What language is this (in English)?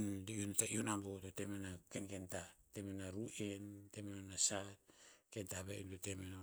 Tinputz